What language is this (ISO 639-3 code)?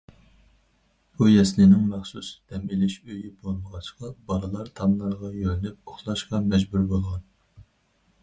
uig